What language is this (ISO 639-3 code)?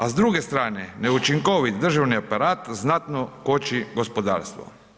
hrv